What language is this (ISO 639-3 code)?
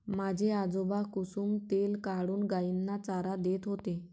mar